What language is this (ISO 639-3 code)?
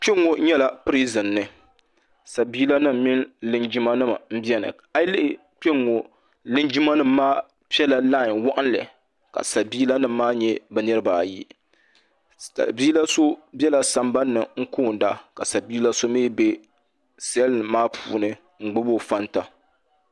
dag